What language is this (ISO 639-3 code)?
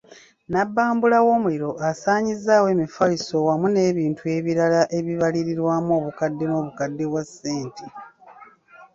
lug